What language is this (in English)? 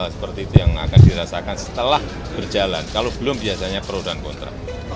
Indonesian